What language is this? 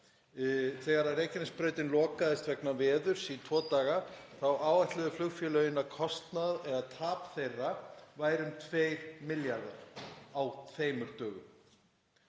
Icelandic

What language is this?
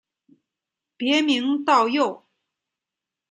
Chinese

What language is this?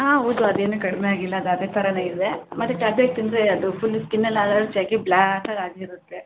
Kannada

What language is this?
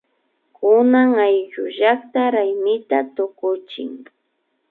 Imbabura Highland Quichua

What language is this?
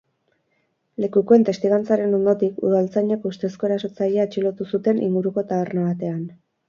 Basque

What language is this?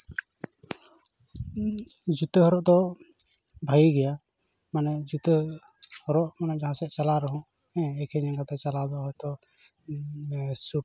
Santali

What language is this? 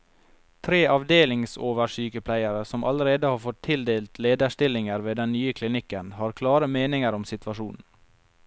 Norwegian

